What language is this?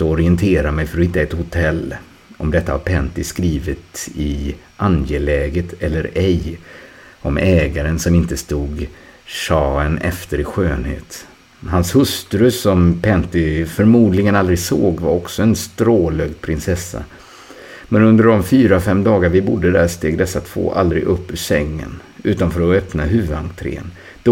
Swedish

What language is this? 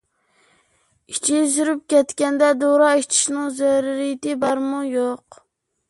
Uyghur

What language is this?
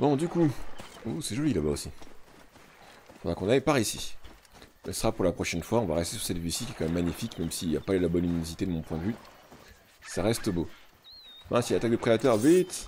French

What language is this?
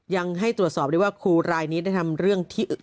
Thai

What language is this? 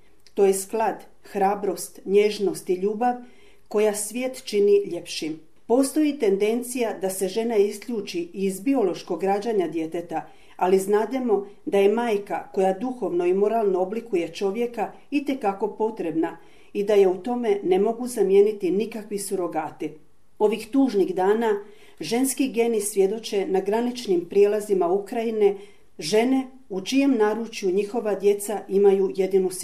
Croatian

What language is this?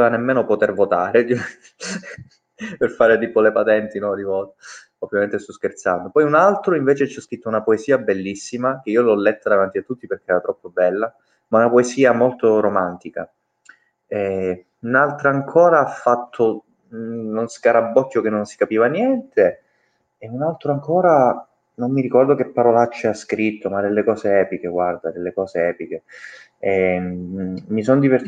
Italian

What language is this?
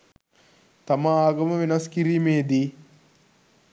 Sinhala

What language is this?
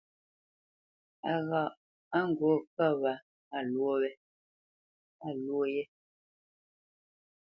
Bamenyam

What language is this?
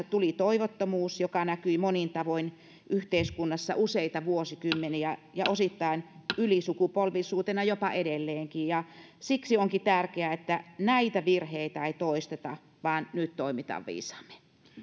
Finnish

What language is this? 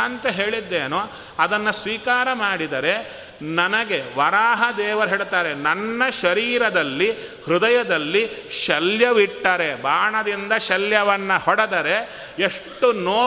Kannada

